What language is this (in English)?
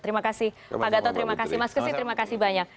Indonesian